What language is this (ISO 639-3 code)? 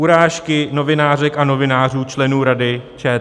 ces